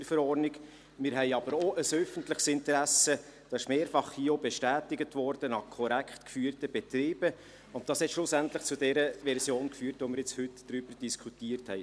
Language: Swiss German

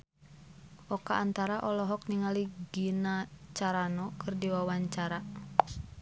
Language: Sundanese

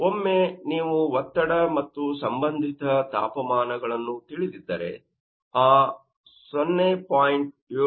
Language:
Kannada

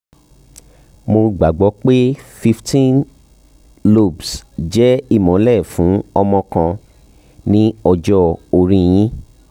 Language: Yoruba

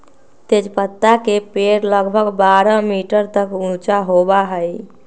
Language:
Magahi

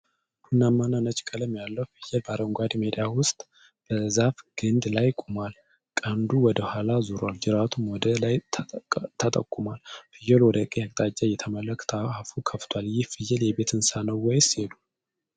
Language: Amharic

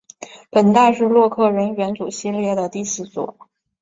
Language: Chinese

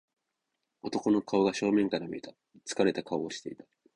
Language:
Japanese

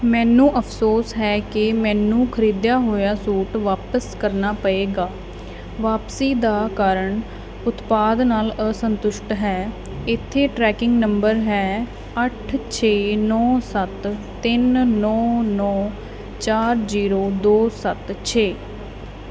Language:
Punjabi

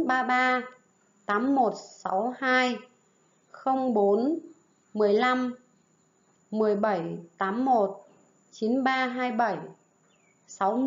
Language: Vietnamese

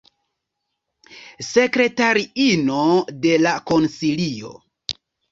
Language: Esperanto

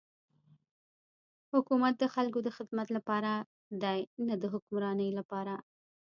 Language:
Pashto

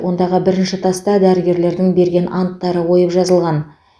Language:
Kazakh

